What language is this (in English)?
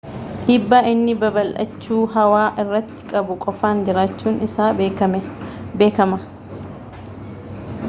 Oromo